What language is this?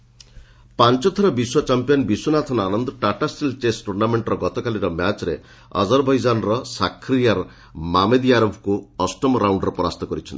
Odia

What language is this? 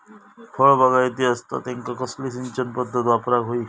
Marathi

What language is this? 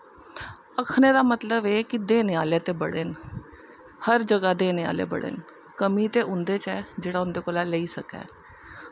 Dogri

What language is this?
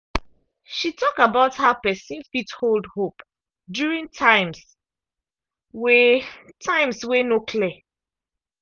Nigerian Pidgin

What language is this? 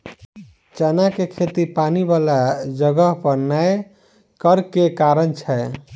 Maithili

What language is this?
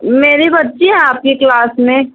Urdu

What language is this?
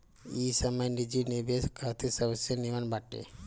Bhojpuri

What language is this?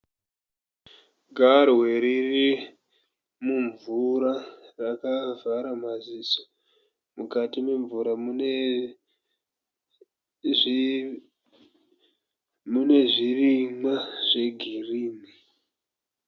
Shona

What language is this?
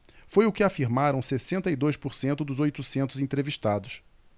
Portuguese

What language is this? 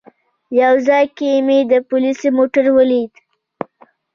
Pashto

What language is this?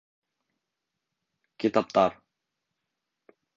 Bashkir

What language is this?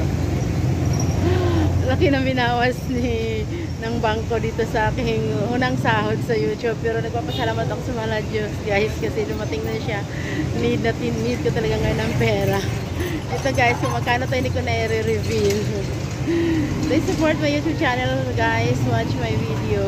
Filipino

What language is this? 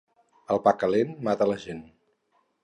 Catalan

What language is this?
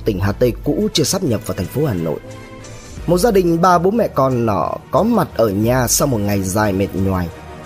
Vietnamese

